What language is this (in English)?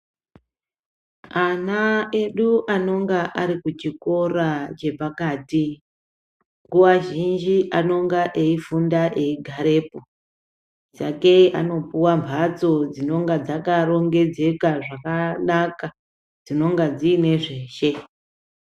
Ndau